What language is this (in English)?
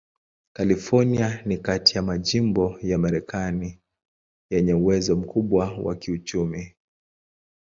Swahili